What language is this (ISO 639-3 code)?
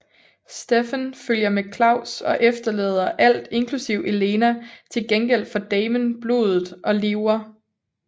dan